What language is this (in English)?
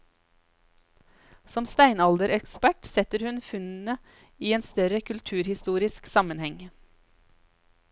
Norwegian